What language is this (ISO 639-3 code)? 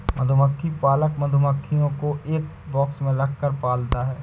hin